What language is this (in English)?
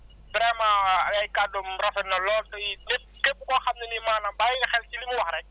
Wolof